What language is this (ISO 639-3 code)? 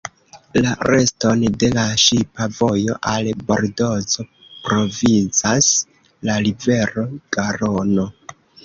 epo